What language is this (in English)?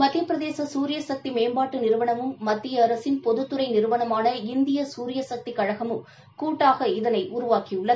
Tamil